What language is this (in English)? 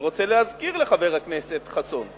Hebrew